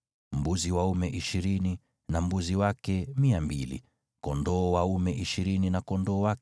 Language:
Swahili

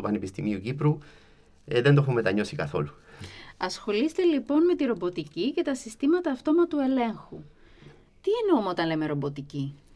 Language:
Greek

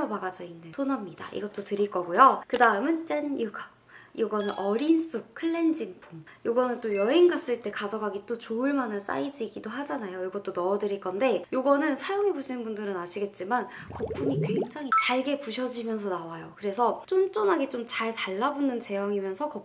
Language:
Korean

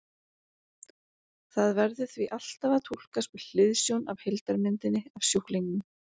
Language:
Icelandic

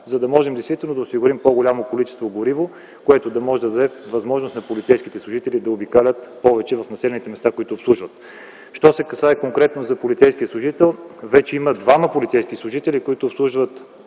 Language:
Bulgarian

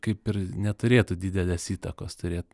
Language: Lithuanian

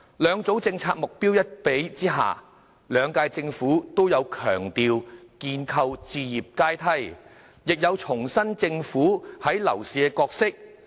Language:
Cantonese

